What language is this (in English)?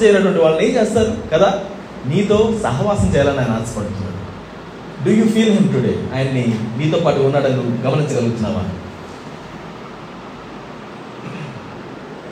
Telugu